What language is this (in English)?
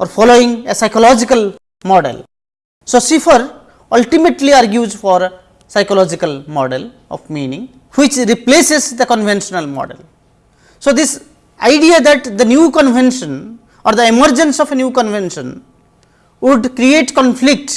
English